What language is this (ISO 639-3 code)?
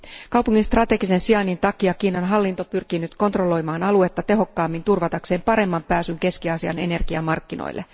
fin